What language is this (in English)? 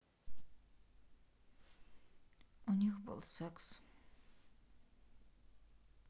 Russian